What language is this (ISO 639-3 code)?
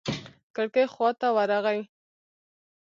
pus